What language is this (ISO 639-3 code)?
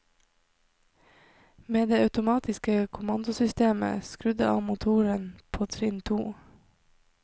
nor